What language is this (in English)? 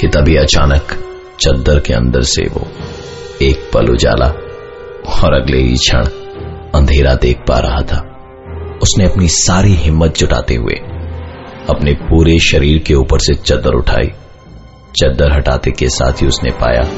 Hindi